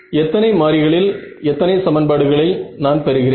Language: Tamil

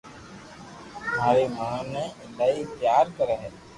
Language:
Loarki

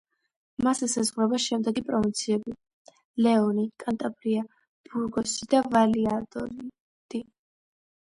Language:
Georgian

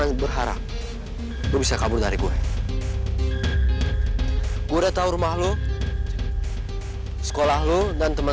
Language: Indonesian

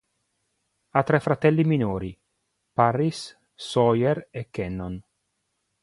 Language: Italian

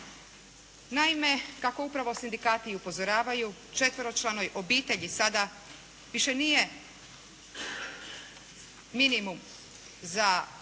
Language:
Croatian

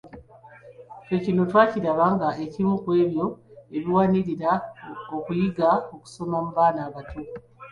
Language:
Ganda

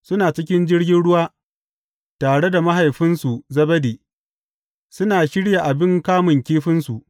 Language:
Hausa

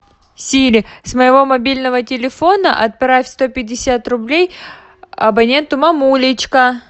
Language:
Russian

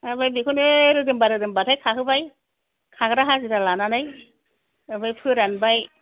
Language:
Bodo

